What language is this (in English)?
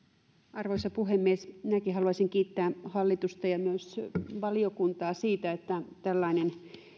Finnish